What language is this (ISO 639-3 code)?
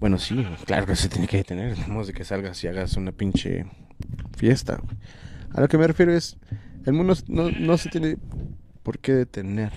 spa